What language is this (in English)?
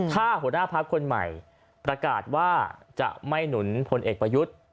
Thai